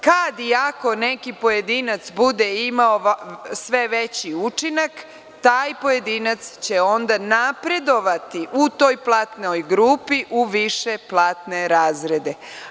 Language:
Serbian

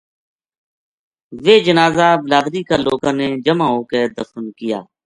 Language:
Gujari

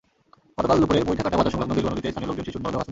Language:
Bangla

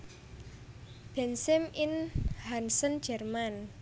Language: Javanese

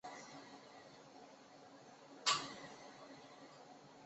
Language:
Chinese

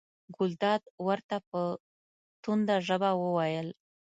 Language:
Pashto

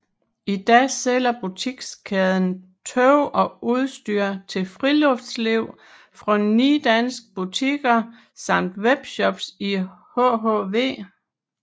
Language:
Danish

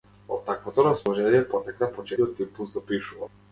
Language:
Macedonian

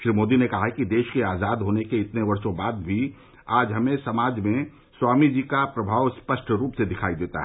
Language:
Hindi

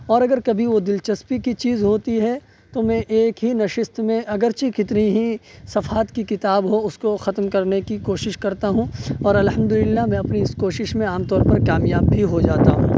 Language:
Urdu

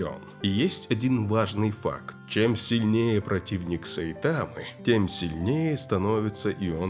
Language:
Russian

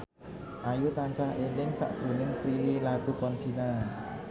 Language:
Javanese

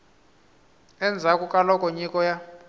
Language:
Tsonga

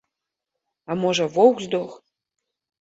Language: Belarusian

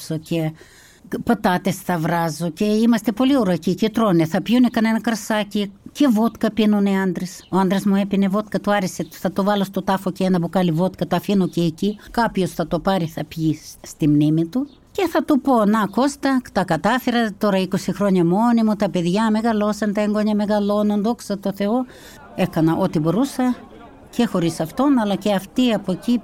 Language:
Greek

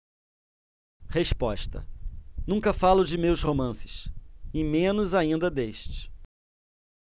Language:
Portuguese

